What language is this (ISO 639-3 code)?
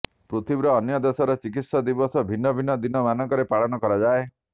ori